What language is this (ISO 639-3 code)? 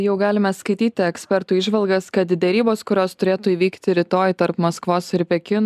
lit